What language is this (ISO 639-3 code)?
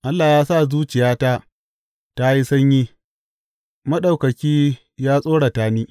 hau